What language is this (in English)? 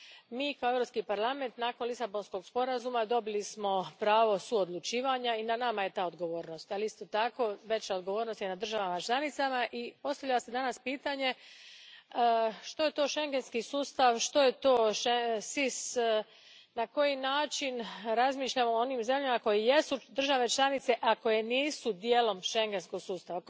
Croatian